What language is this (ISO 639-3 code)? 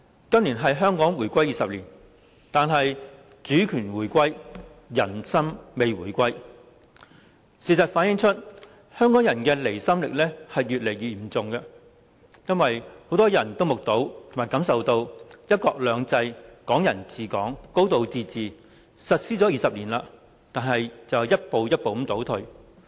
yue